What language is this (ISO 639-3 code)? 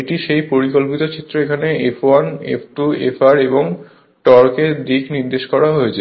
ben